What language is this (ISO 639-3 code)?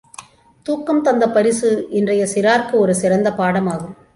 tam